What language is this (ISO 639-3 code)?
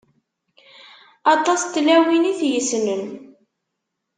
kab